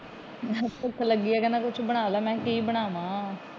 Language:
Punjabi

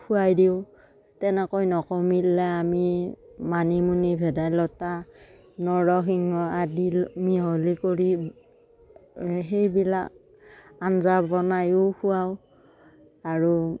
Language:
Assamese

